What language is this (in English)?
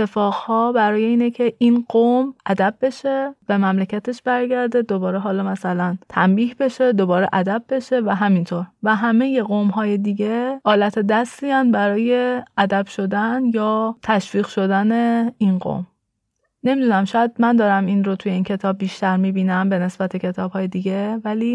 Persian